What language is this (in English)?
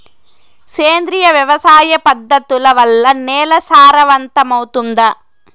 Telugu